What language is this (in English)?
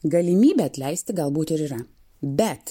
Lithuanian